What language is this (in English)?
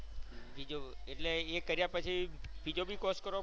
Gujarati